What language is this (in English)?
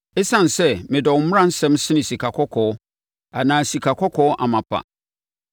Akan